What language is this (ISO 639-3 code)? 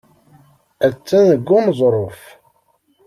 kab